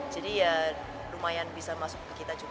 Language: Indonesian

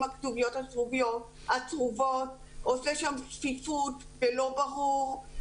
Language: Hebrew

